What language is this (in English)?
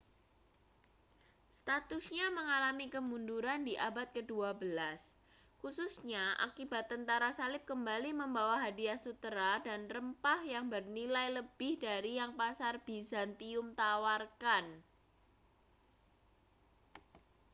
Indonesian